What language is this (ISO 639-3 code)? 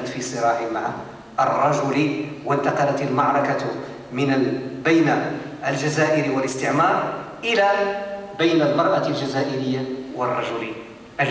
ara